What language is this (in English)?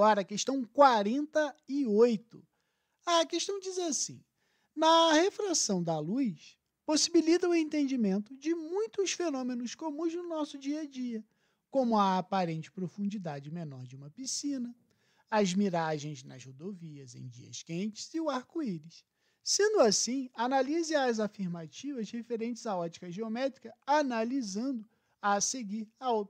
Portuguese